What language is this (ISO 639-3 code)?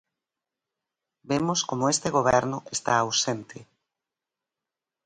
glg